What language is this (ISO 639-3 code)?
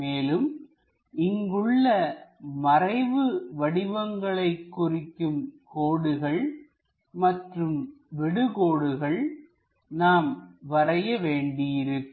tam